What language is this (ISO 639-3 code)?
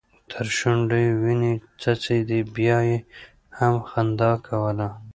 pus